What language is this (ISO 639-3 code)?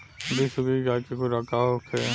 bho